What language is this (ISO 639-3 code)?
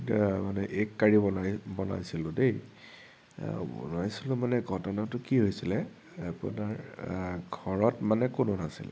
asm